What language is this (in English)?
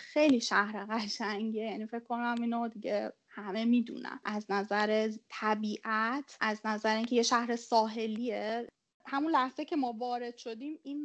Persian